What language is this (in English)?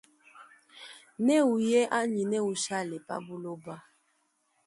Luba-Lulua